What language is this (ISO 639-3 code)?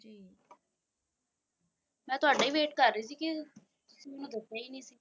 pan